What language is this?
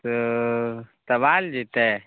Maithili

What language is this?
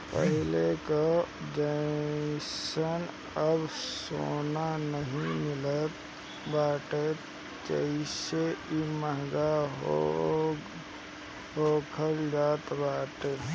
Bhojpuri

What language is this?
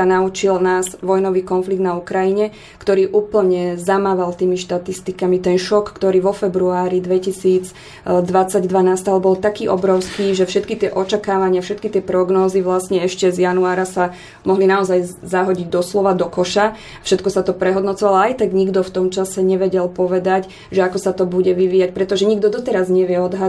Slovak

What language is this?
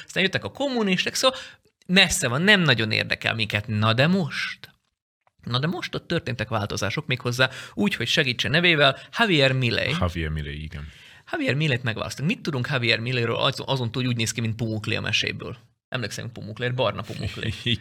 Hungarian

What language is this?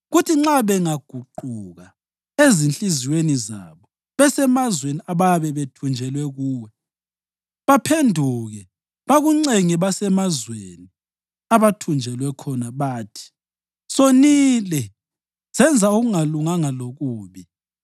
North Ndebele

